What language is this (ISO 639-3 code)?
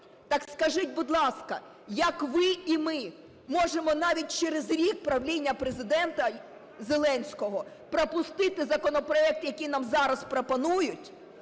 ukr